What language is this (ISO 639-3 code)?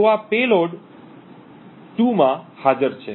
guj